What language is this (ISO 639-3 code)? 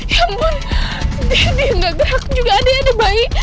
ind